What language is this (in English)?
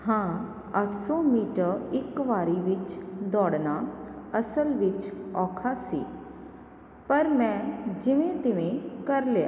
Punjabi